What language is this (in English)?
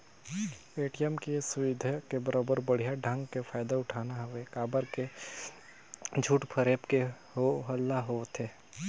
Chhattisgarhi